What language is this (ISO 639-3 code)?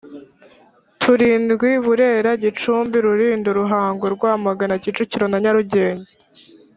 kin